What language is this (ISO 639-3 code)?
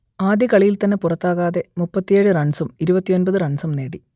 mal